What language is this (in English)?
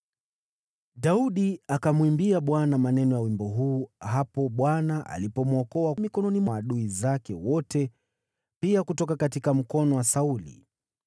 Swahili